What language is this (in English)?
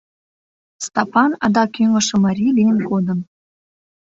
Mari